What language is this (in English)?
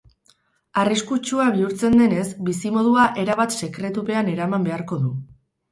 Basque